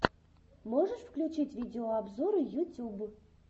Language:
Russian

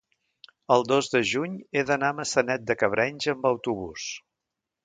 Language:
Catalan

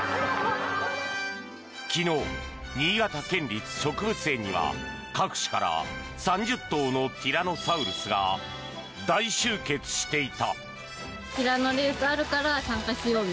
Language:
Japanese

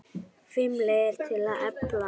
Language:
Icelandic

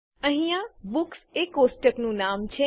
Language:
Gujarati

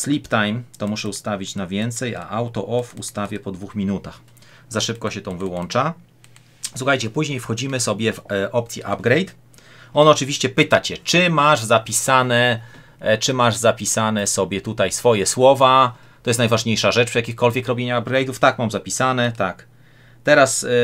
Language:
Polish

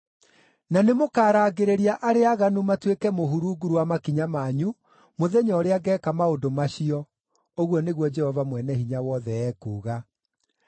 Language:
Kikuyu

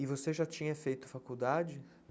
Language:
Portuguese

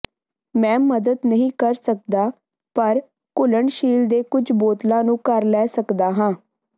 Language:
Punjabi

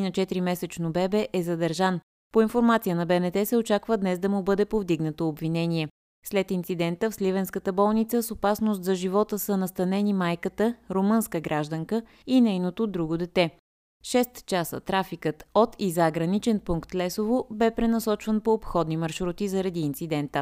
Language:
Bulgarian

